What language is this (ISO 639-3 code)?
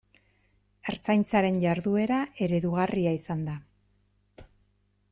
eus